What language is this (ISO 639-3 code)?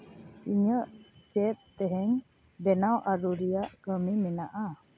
sat